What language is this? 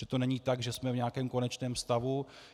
Czech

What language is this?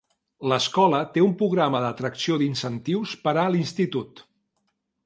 Catalan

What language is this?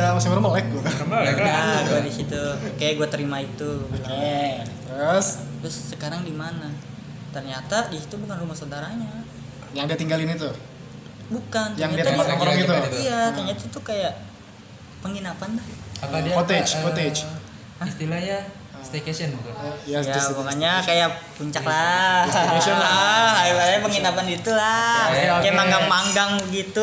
Indonesian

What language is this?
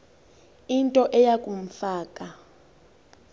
Xhosa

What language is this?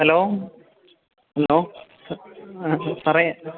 Malayalam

